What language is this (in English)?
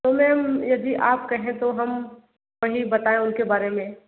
Hindi